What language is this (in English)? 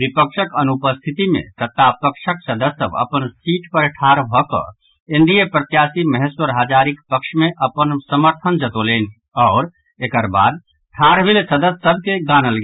Maithili